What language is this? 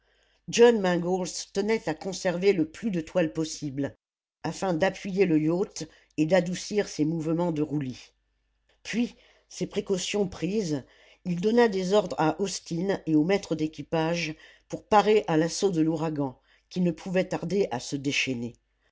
French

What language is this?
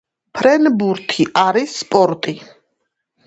Georgian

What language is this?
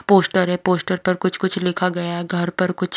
Hindi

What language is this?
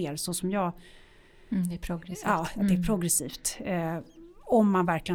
Swedish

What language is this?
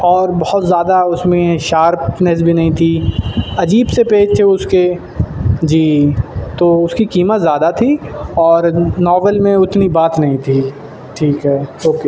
Urdu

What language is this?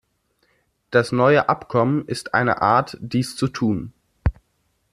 German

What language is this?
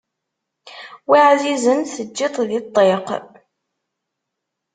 Kabyle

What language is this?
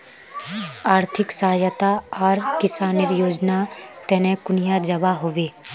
Magahi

